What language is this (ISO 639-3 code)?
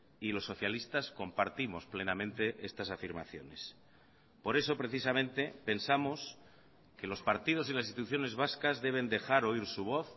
spa